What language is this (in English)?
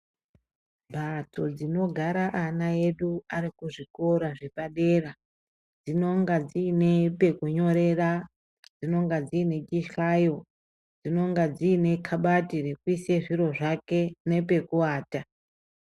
Ndau